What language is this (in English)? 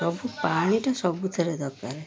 Odia